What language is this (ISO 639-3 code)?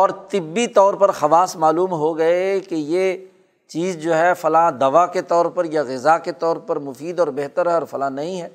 urd